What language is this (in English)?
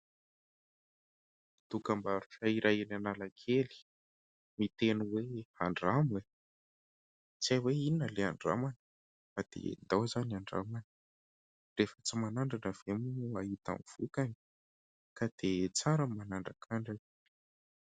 Malagasy